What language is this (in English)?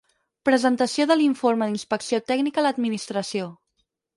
Catalan